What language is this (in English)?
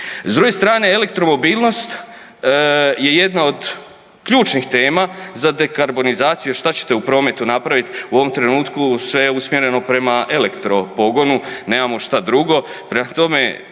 Croatian